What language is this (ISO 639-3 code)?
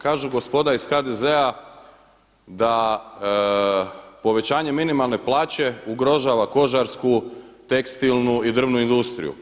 hrv